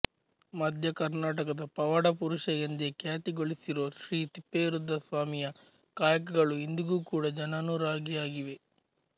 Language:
Kannada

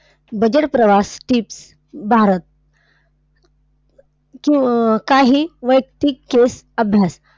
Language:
Marathi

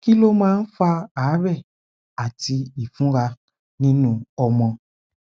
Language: Yoruba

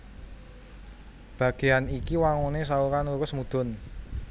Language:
Javanese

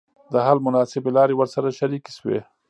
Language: Pashto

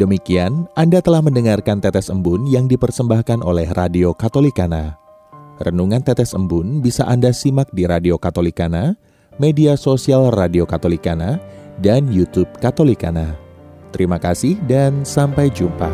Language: Indonesian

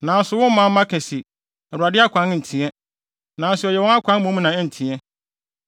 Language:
Akan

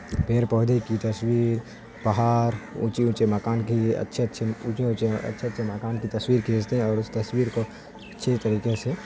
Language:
Urdu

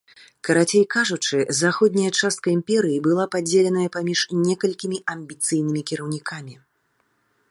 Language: Belarusian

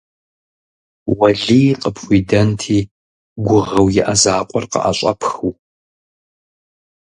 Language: Kabardian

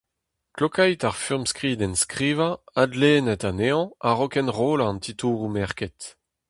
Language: Breton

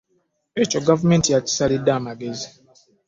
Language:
Ganda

